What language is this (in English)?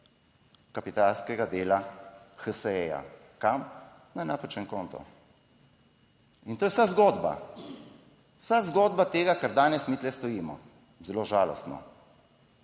Slovenian